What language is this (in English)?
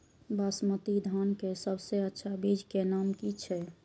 Maithili